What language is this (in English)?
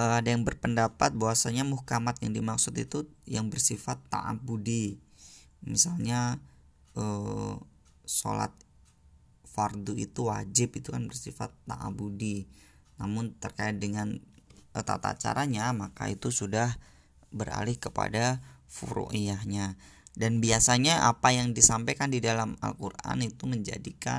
Indonesian